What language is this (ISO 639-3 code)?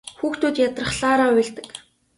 mon